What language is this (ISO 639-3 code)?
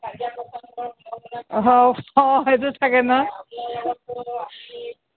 asm